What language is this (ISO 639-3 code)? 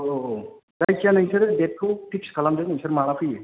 brx